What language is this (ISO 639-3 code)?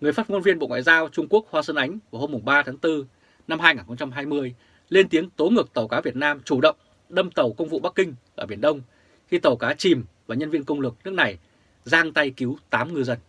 vie